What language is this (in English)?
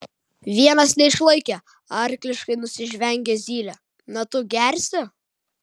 Lithuanian